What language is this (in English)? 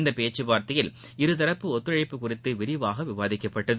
Tamil